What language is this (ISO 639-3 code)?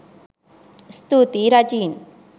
sin